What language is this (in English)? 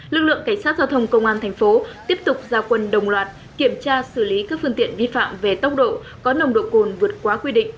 Vietnamese